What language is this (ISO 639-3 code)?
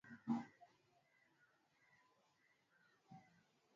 swa